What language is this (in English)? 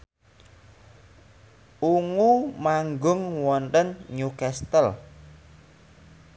Javanese